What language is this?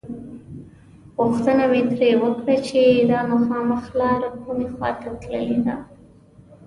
Pashto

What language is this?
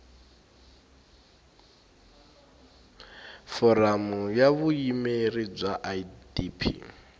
Tsonga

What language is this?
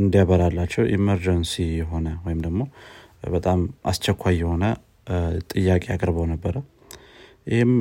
Amharic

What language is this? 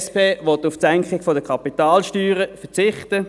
Swiss German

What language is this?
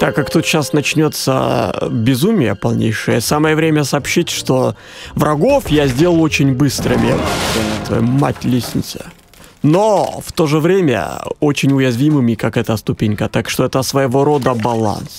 Russian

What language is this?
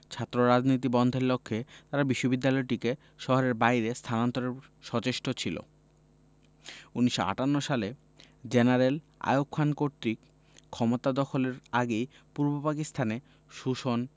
Bangla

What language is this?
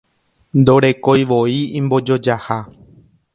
Guarani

